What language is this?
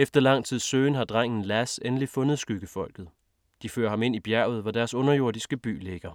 Danish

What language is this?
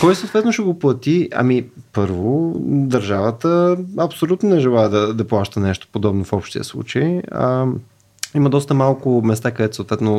Bulgarian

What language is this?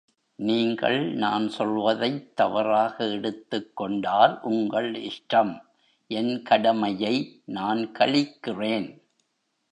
Tamil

